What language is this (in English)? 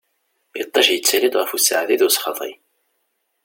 Kabyle